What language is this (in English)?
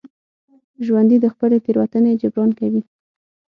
Pashto